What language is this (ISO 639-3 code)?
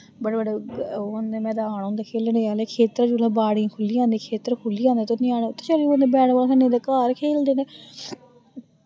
doi